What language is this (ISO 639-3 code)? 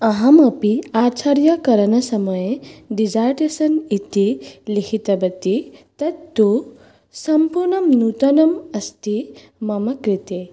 san